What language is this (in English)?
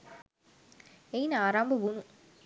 Sinhala